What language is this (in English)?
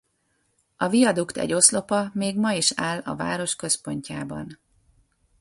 Hungarian